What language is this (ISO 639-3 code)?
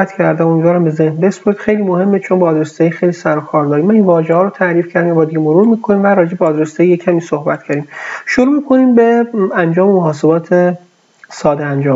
fas